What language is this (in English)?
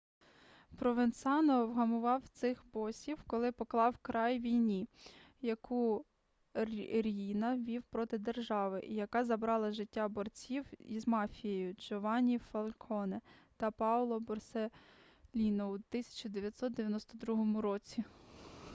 Ukrainian